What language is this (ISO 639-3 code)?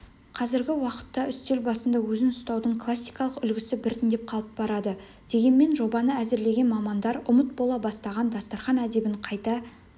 kaz